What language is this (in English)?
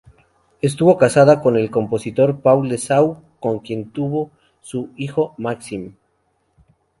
Spanish